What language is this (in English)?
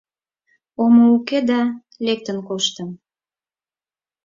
Mari